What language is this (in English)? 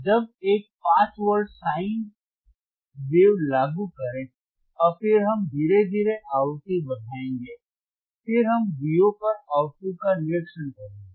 Hindi